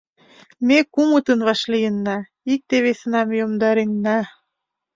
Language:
Mari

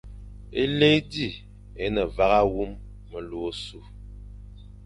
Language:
Fang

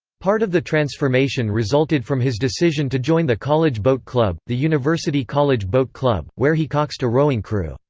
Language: English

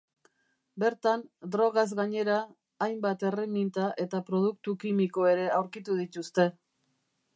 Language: Basque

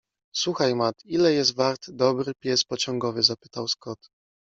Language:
Polish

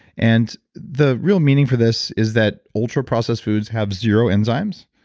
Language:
English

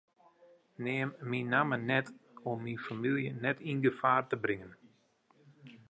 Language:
Western Frisian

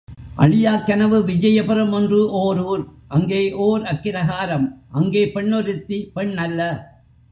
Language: Tamil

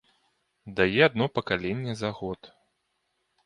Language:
Belarusian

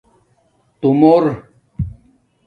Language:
Domaaki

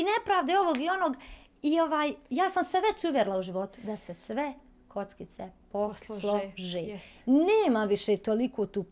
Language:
Croatian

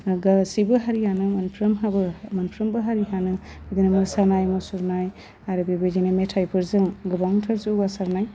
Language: Bodo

